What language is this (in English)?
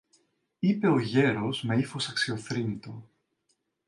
Greek